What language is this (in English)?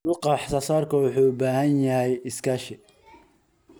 Somali